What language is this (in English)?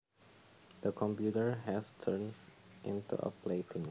Javanese